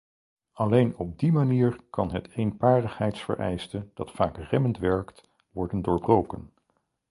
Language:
Dutch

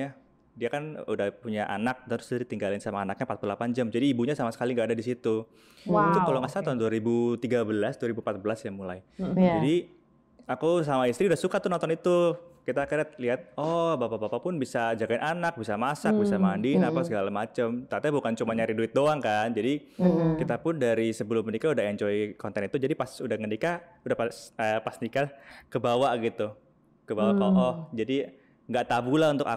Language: Indonesian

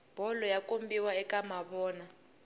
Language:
Tsonga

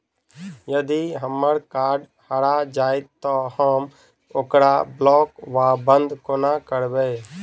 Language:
Maithili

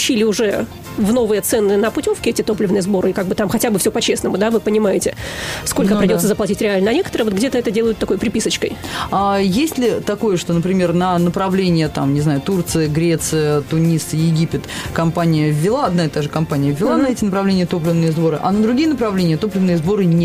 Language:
Russian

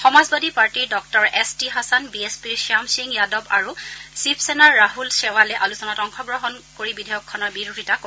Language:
Assamese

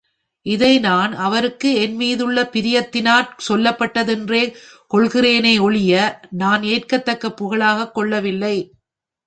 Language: Tamil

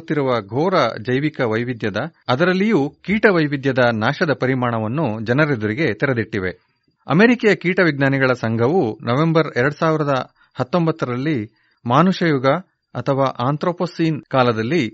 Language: Kannada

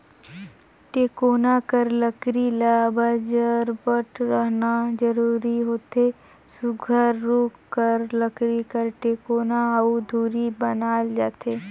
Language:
Chhattisgarhi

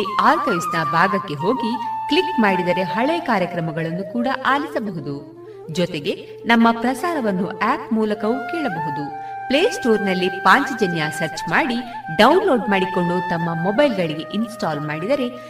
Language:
Kannada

